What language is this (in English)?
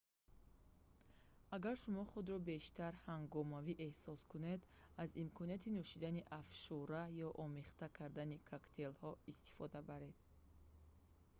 Tajik